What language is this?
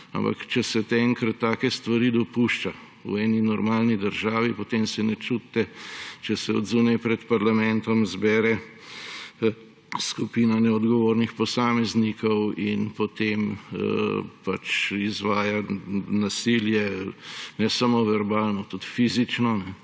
Slovenian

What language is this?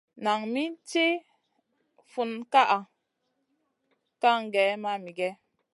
Masana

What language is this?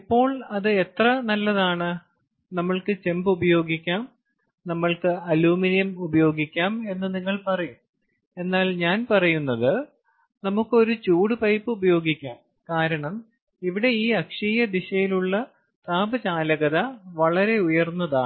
Malayalam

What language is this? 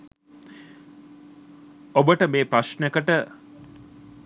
Sinhala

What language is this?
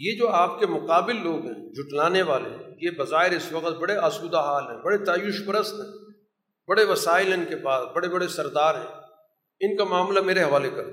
Urdu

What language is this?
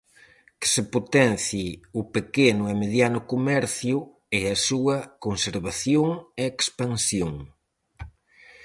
Galician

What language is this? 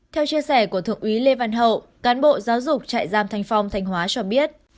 Vietnamese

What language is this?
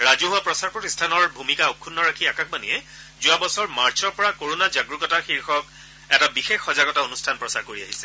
Assamese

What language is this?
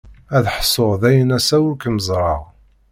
Kabyle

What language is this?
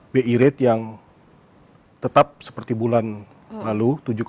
Indonesian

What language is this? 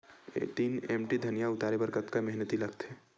Chhattisgarhi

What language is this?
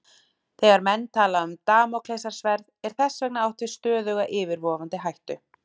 Icelandic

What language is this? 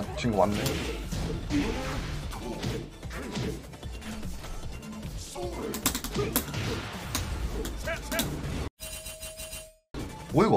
Korean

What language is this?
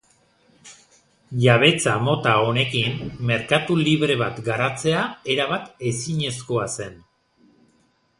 Basque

